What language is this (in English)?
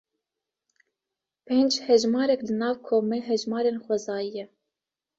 Kurdish